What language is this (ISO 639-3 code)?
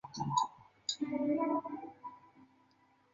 zho